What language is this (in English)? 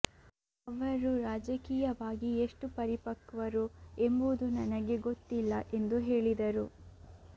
Kannada